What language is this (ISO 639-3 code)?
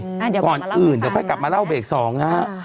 tha